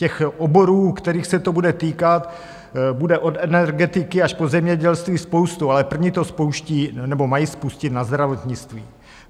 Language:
Czech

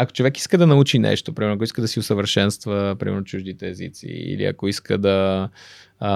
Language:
Bulgarian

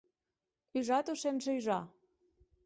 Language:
Occitan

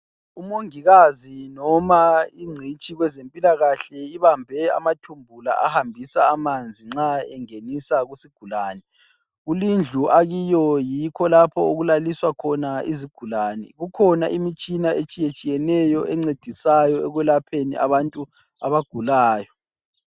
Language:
North Ndebele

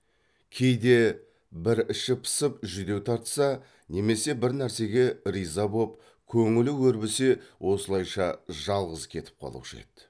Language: Kazakh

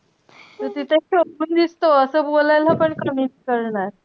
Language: Marathi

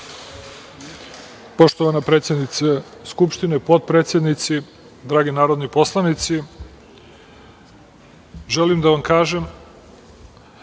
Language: Serbian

